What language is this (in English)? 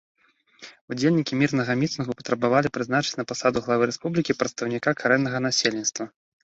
Belarusian